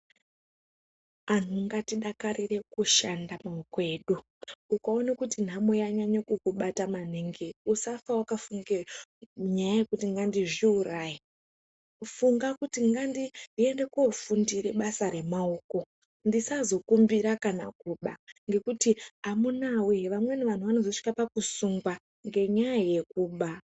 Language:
Ndau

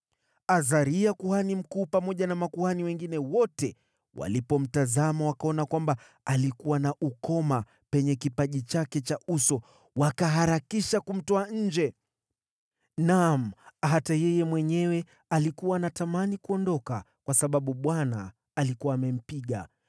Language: Swahili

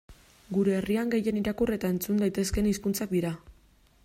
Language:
Basque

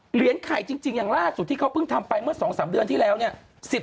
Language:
Thai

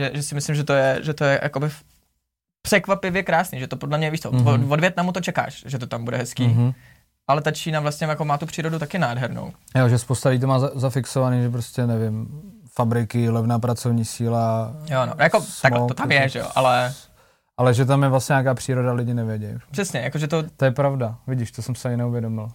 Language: Czech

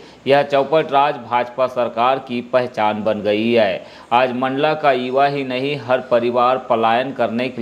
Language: Hindi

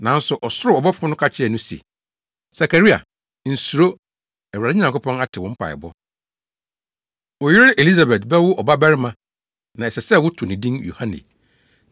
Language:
Akan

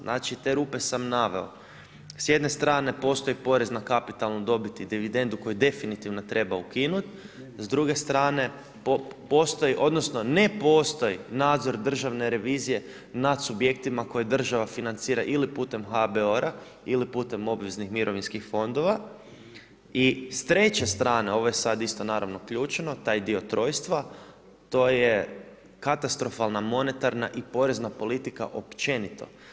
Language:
Croatian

